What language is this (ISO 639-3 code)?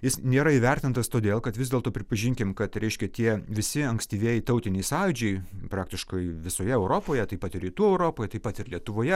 lit